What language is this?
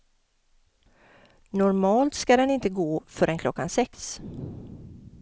Swedish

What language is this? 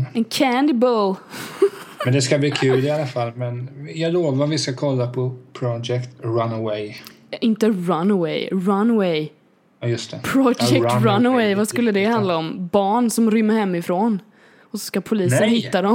Swedish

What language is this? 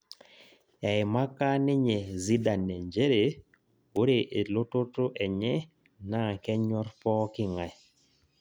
Masai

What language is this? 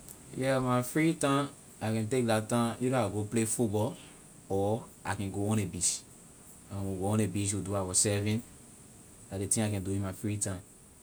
Liberian English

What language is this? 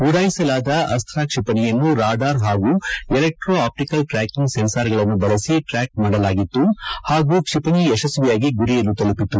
Kannada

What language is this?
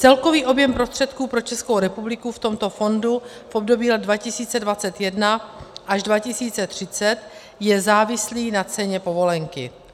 Czech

